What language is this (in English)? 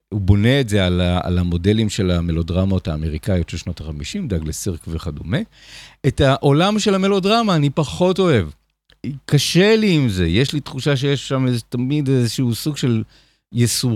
Hebrew